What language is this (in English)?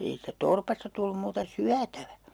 Finnish